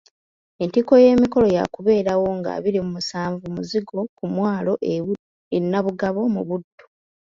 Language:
Ganda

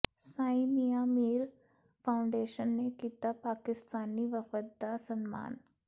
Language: Punjabi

